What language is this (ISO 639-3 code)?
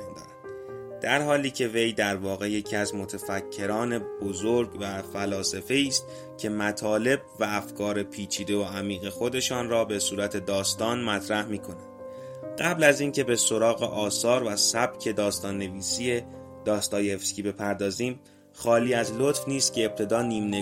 fas